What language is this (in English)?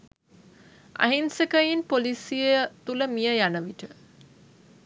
Sinhala